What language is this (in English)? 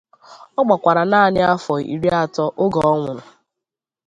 Igbo